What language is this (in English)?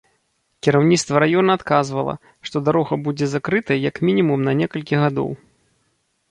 Belarusian